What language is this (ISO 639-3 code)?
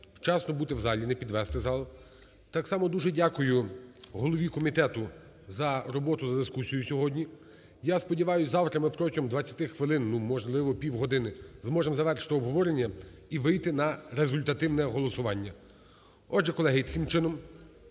ukr